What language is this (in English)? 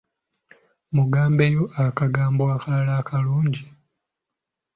Ganda